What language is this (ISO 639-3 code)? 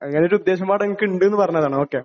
mal